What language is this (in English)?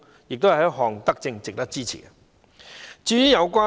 Cantonese